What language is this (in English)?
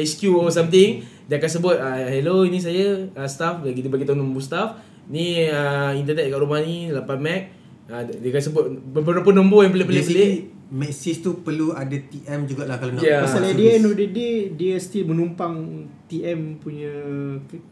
Malay